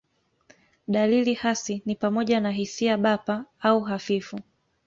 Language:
Swahili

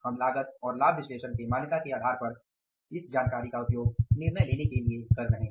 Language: Hindi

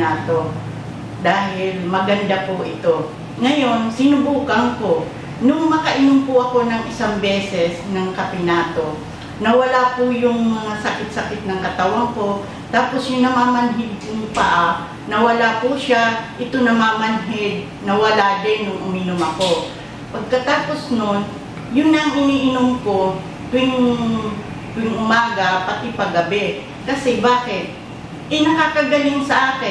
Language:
Filipino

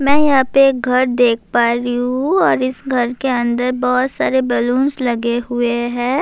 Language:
Urdu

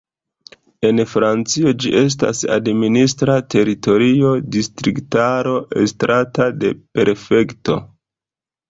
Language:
Esperanto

